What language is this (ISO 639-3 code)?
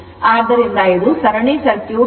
kan